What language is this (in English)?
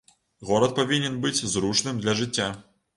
Belarusian